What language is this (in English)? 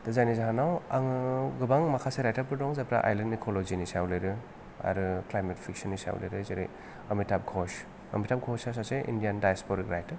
Bodo